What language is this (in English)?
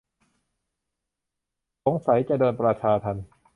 Thai